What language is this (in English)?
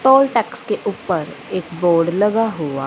Hindi